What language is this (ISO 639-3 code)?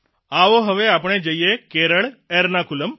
guj